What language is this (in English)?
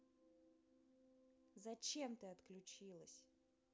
Russian